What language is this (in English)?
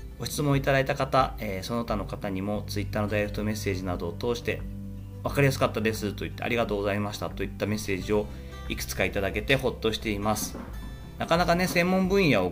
Japanese